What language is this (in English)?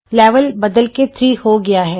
Punjabi